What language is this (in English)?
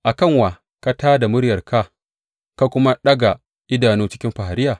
Hausa